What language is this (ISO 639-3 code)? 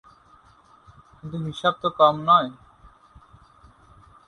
ben